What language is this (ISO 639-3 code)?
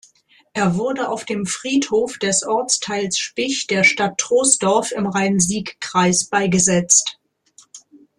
deu